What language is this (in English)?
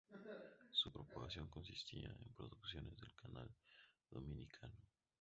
Spanish